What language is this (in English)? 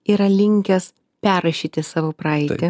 Lithuanian